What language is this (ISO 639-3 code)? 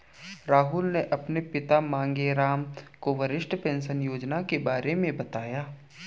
hin